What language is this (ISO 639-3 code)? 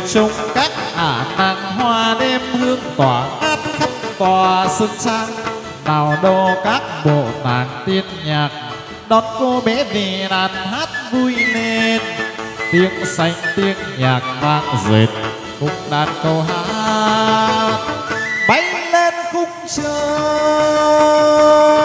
vie